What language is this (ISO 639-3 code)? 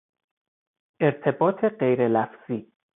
fas